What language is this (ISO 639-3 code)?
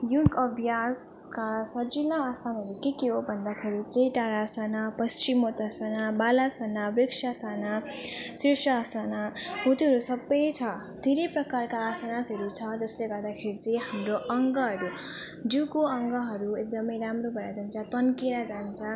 nep